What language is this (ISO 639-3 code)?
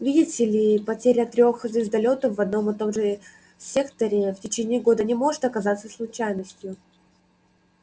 rus